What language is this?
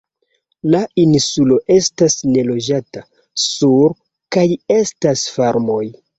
Esperanto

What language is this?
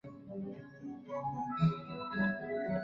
Chinese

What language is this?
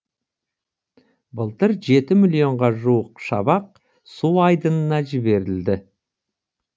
Kazakh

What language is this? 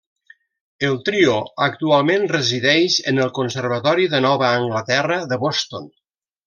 Catalan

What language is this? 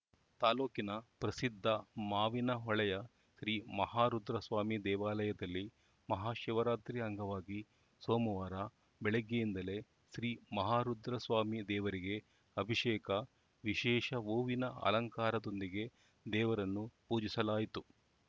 Kannada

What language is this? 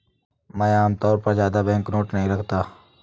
Hindi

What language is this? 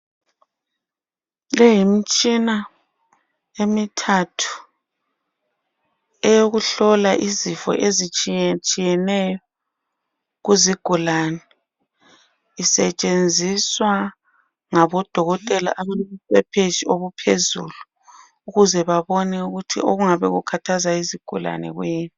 North Ndebele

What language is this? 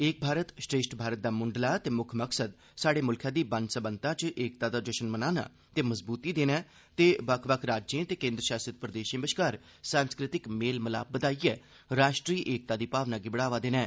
Dogri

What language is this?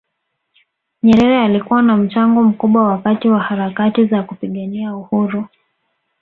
Swahili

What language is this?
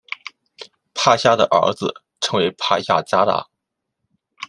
Chinese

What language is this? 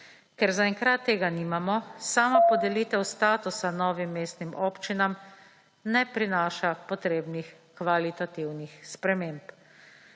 Slovenian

